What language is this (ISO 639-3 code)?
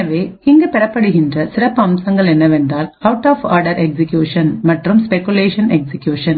tam